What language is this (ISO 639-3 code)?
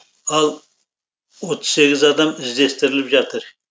kaz